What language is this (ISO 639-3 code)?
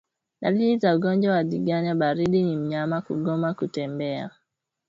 swa